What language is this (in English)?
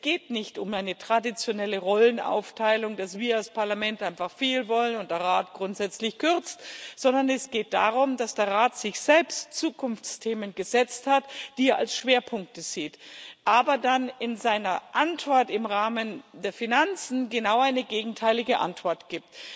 German